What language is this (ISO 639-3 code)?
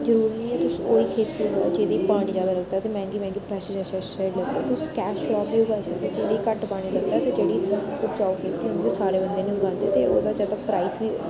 doi